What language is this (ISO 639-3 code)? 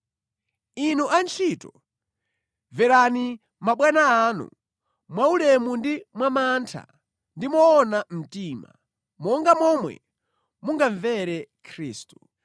nya